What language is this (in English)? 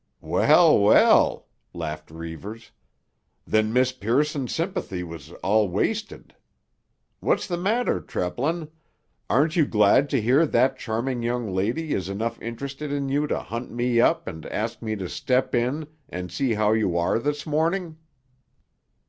English